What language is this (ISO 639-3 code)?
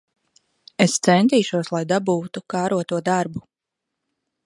lav